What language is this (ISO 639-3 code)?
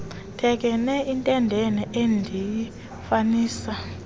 xho